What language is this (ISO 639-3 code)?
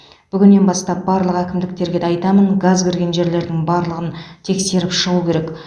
kaz